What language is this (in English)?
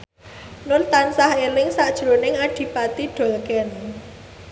Javanese